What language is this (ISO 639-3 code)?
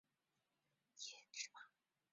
zho